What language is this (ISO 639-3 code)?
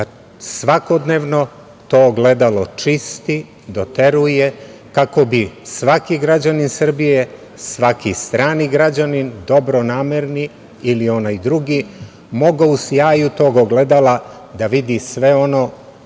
srp